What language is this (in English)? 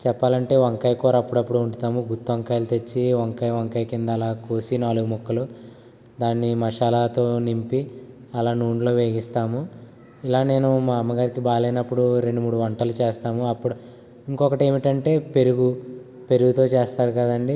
Telugu